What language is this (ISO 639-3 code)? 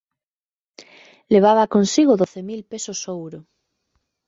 glg